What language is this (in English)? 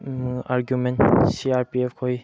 Manipuri